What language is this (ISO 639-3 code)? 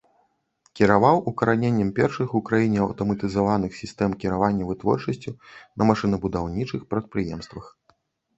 bel